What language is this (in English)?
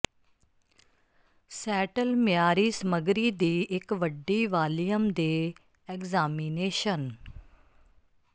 Punjabi